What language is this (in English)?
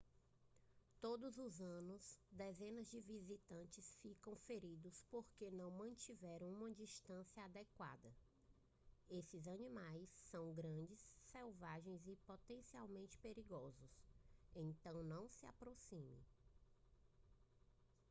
Portuguese